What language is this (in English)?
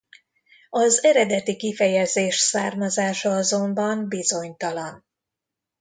Hungarian